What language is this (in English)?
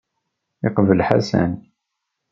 Kabyle